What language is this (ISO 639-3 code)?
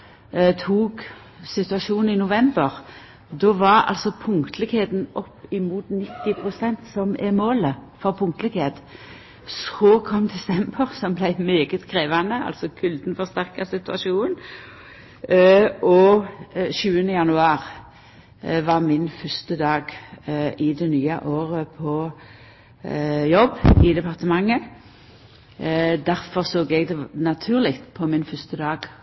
nno